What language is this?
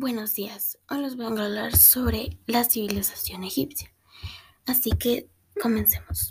Spanish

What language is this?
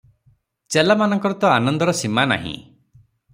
Odia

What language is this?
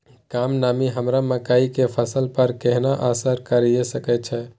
Maithili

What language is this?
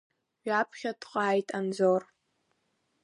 Abkhazian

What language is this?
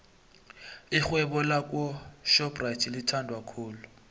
South Ndebele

